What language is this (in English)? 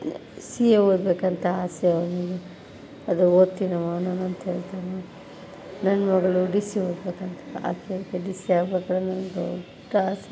Kannada